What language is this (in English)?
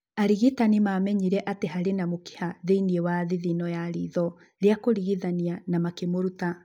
Kikuyu